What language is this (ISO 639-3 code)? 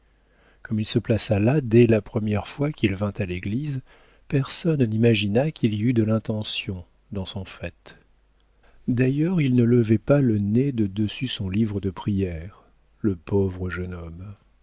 fra